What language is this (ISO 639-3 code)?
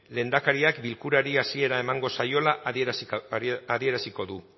eus